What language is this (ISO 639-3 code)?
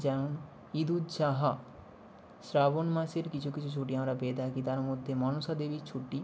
ben